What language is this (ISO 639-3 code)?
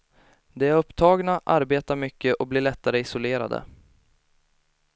swe